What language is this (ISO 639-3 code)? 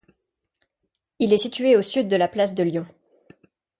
fra